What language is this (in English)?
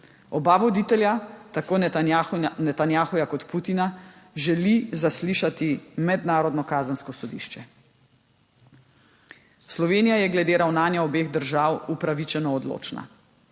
Slovenian